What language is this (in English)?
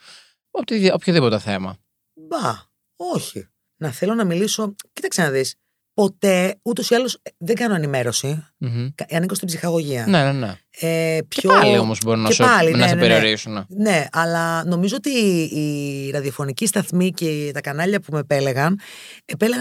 Greek